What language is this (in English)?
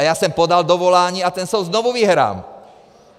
Czech